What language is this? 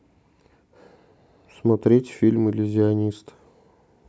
Russian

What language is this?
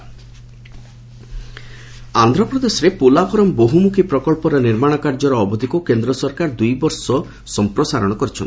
Odia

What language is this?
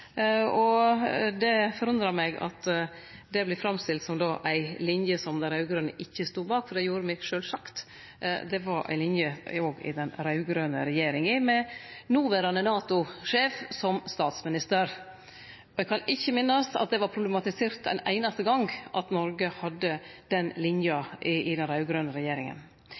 Norwegian Nynorsk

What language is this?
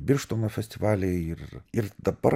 Lithuanian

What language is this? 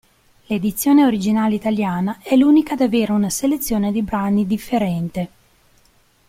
Italian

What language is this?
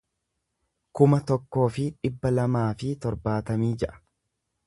Oromo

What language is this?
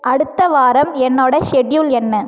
Tamil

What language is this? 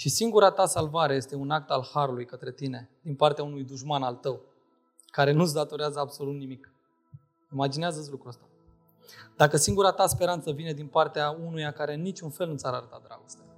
Romanian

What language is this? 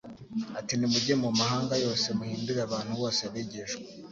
Kinyarwanda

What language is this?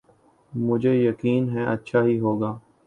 Urdu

